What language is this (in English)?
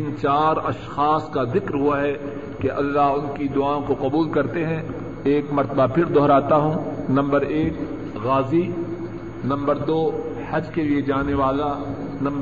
Urdu